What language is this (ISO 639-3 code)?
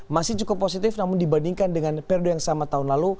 ind